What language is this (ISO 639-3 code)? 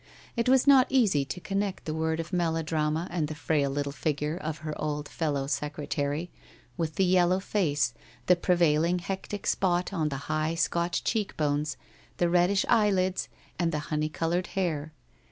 eng